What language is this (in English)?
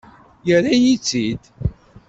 Kabyle